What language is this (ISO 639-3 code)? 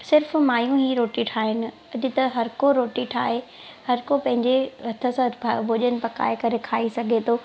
snd